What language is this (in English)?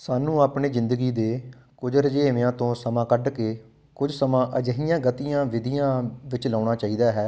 Punjabi